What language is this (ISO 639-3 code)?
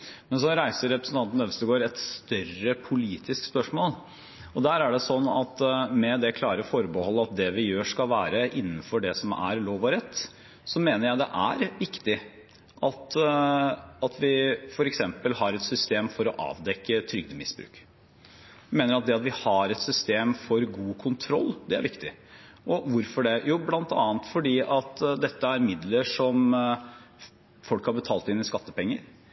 nob